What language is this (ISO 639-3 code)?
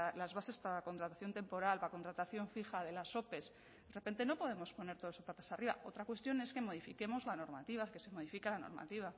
spa